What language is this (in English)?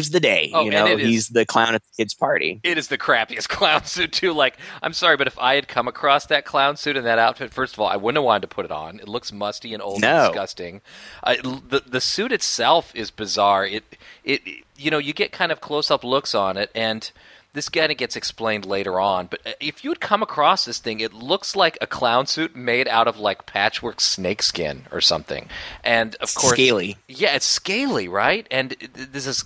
English